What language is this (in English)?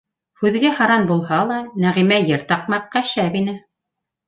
Bashkir